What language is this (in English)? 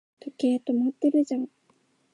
Japanese